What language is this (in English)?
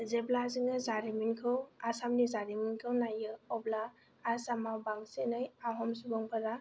Bodo